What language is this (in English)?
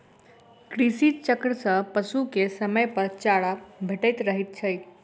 Maithili